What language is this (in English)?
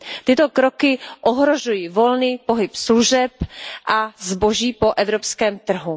Czech